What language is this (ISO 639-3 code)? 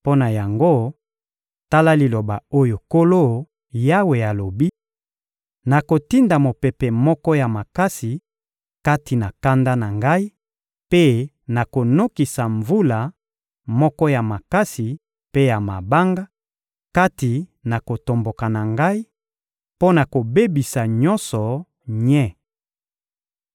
lin